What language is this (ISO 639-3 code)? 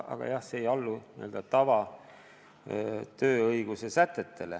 est